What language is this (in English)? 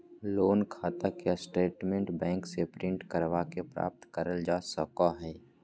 Magahi